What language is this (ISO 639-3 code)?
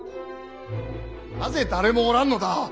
jpn